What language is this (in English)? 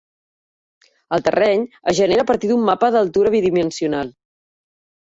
Catalan